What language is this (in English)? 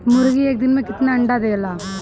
Bhojpuri